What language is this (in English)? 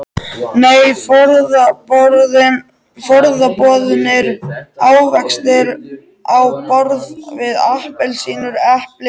Icelandic